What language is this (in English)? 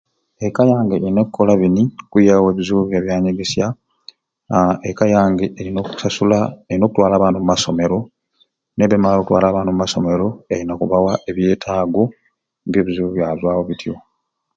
Ruuli